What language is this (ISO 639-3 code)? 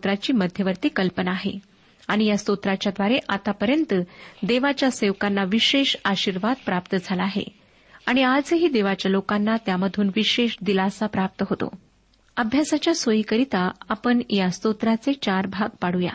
mar